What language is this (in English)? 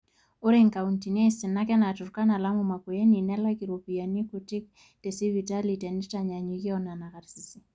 Masai